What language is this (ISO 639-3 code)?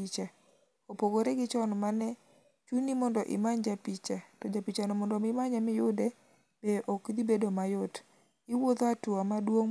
luo